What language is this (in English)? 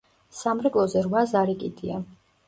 Georgian